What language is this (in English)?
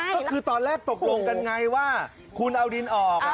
Thai